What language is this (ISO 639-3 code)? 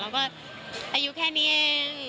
tha